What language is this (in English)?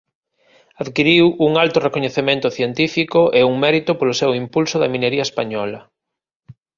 Galician